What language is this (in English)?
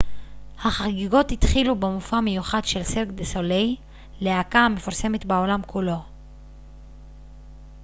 Hebrew